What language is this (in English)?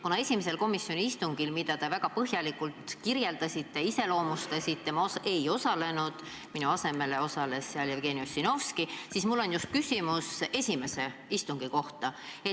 Estonian